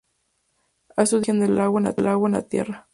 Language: Spanish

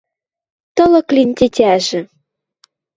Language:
Western Mari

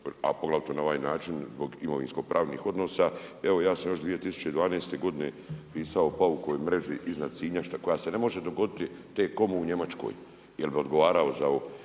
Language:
Croatian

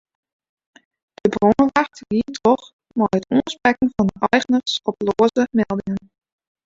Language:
Western Frisian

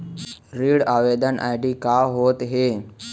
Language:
Chhattisgarhi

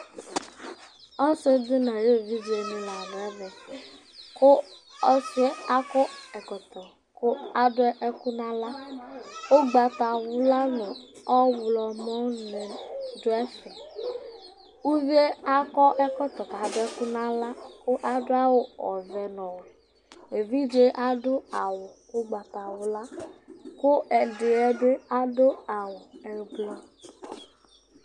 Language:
Ikposo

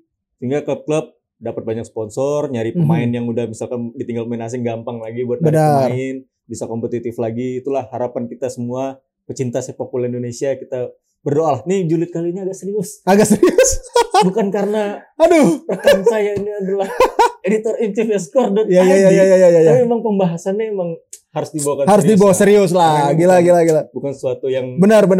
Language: Indonesian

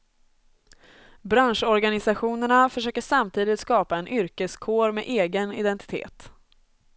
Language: Swedish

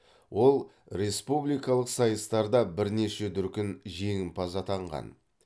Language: Kazakh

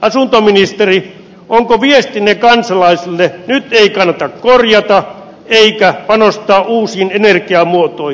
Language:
Finnish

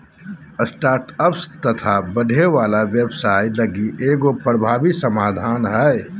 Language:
Magahi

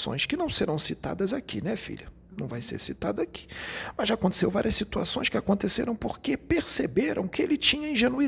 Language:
Portuguese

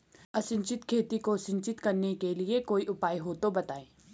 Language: Hindi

